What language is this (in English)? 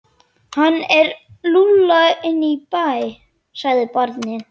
Icelandic